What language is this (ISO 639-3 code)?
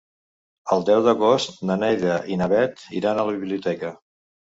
cat